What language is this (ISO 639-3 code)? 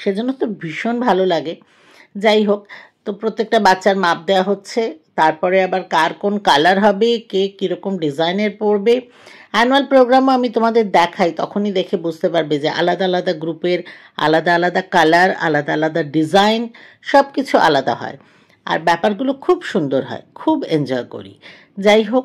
ben